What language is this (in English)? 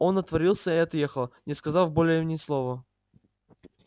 Russian